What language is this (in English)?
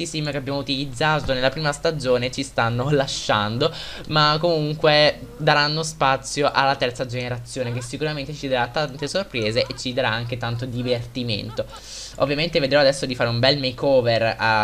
Italian